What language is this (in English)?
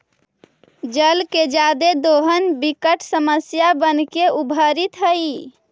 Magahi